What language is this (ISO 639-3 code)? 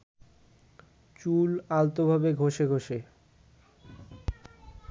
ben